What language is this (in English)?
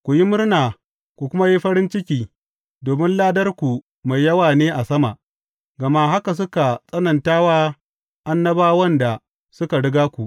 Hausa